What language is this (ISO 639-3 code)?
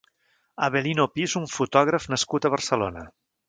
cat